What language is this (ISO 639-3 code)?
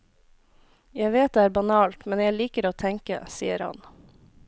nor